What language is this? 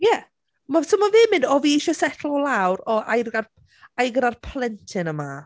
Welsh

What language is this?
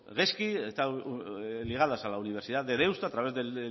Spanish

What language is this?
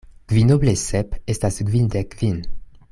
Esperanto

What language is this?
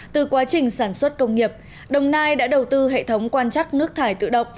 Vietnamese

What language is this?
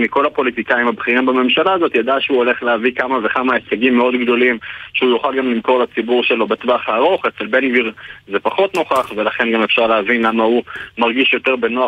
Hebrew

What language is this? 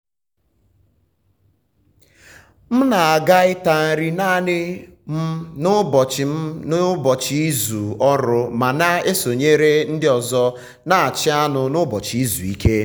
Igbo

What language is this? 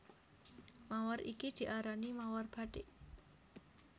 Javanese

